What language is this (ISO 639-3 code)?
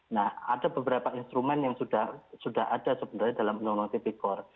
ind